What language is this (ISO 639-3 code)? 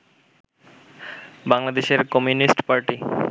ben